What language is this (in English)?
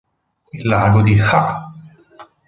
Italian